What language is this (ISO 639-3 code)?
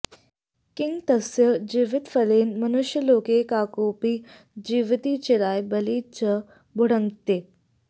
san